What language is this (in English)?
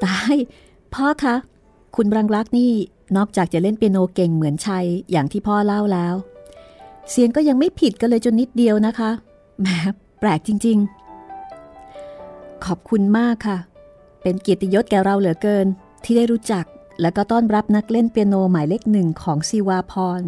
Thai